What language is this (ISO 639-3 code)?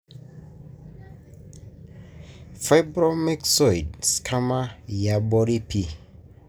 mas